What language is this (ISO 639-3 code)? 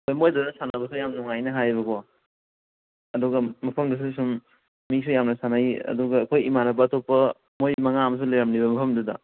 mni